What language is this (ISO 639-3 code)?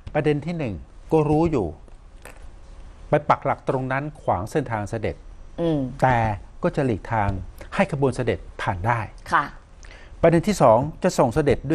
tha